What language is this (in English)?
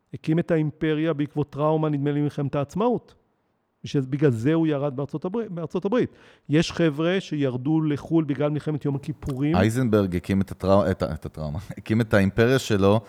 Hebrew